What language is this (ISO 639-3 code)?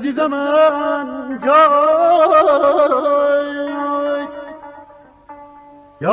fas